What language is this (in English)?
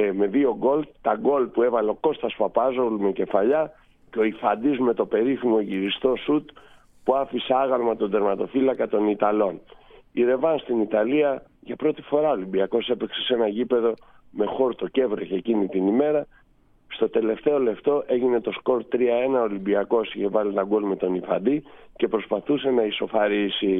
Greek